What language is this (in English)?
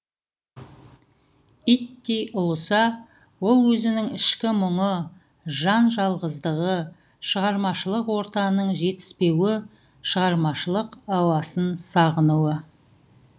Kazakh